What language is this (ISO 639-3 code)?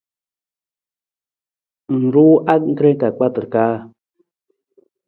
nmz